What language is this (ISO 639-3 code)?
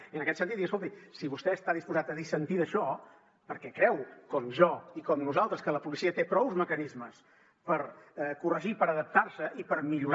cat